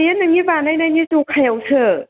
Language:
Bodo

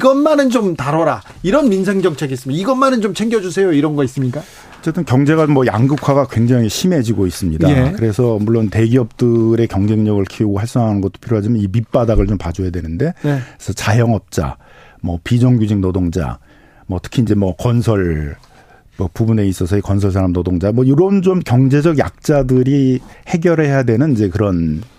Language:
Korean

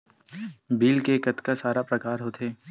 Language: Chhattisgarhi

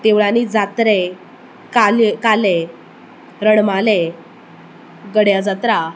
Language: Konkani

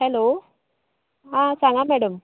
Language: Konkani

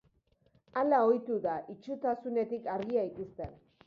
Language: Basque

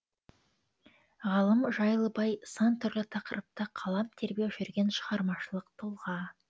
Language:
Kazakh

